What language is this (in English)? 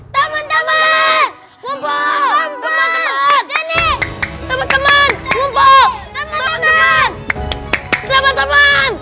Indonesian